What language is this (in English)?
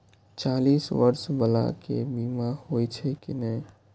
Maithili